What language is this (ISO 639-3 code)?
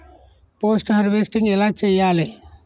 tel